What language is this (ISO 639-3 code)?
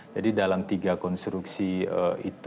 ind